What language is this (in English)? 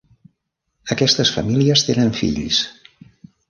Catalan